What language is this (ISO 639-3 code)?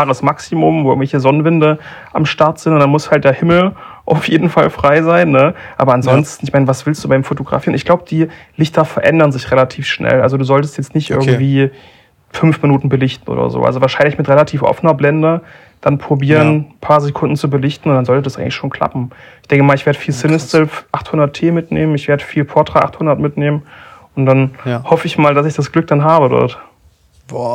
deu